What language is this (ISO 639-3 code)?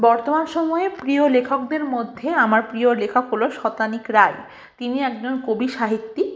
ben